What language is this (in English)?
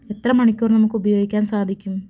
Malayalam